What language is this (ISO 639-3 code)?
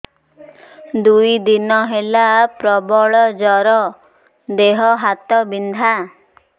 ori